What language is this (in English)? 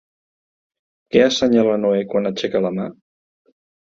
Catalan